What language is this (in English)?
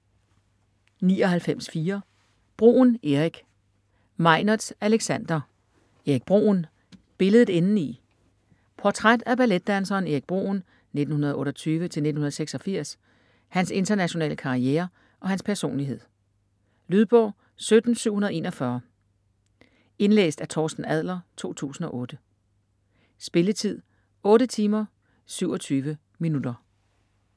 Danish